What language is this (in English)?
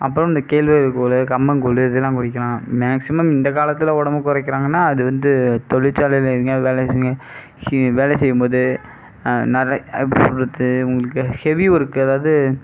Tamil